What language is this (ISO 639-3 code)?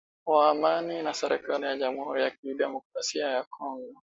swa